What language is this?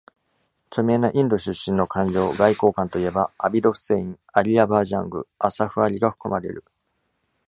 Japanese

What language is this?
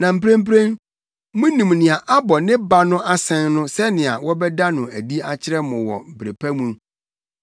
Akan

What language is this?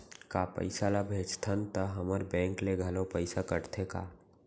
Chhattisgarhi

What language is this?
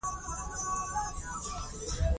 Pashto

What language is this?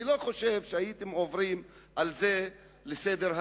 Hebrew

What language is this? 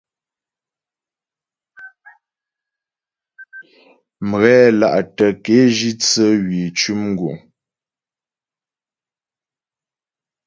Ghomala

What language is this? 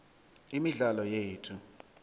South Ndebele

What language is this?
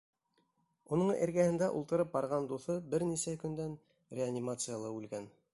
Bashkir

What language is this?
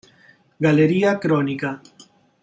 Spanish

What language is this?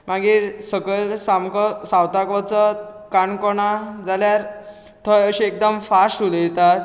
Konkani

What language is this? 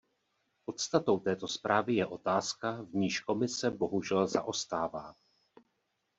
Czech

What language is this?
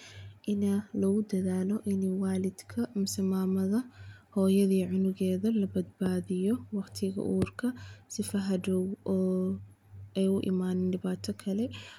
Somali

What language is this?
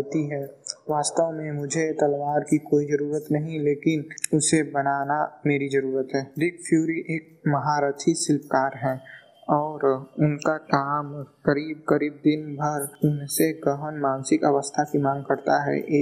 Hindi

